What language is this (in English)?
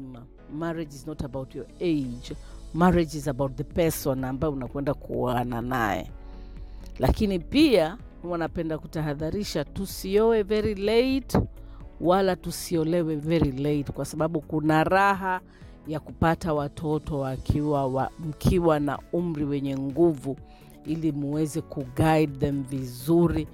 Swahili